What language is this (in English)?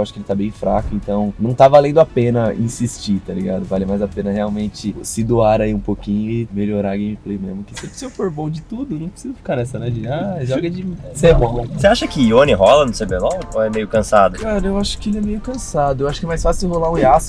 Portuguese